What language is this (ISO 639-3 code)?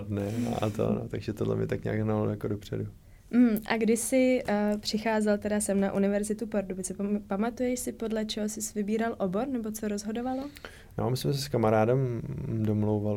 ces